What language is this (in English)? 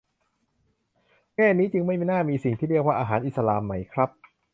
Thai